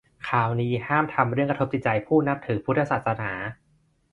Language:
Thai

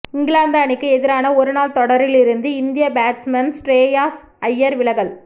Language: Tamil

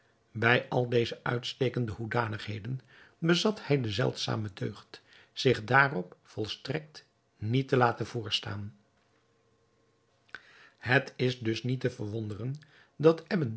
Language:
Dutch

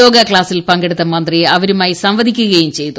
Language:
Malayalam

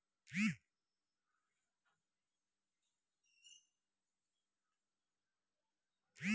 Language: Maithili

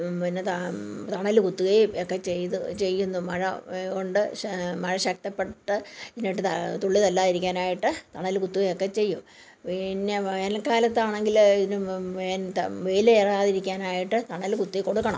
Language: Malayalam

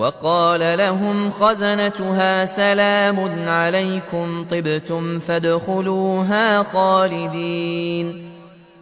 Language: Arabic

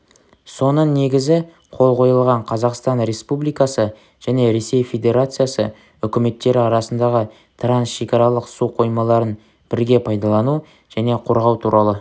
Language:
Kazakh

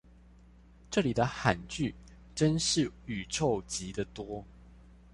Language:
Chinese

